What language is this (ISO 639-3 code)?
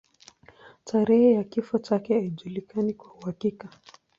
swa